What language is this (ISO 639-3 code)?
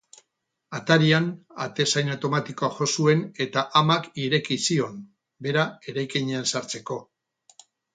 eus